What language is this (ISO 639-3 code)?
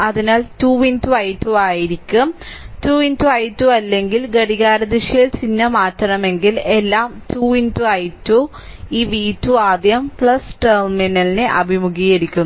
mal